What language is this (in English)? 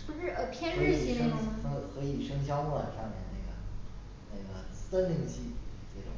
Chinese